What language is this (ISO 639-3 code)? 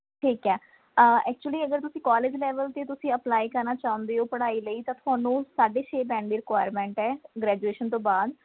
pan